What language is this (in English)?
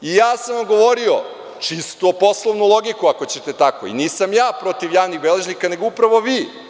Serbian